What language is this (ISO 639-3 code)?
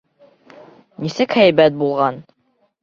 bak